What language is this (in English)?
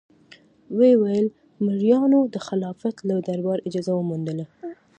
Pashto